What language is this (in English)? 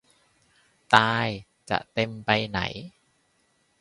Thai